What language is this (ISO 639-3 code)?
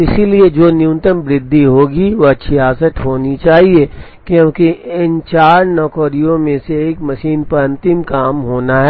hin